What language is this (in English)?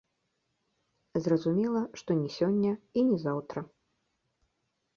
Belarusian